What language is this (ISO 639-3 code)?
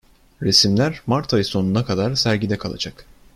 tur